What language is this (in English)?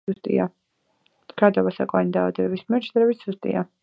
Georgian